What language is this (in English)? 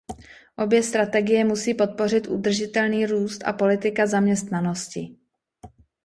Czech